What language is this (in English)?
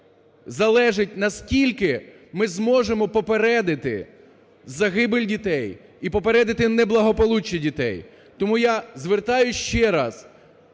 Ukrainian